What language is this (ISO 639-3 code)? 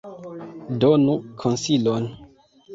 epo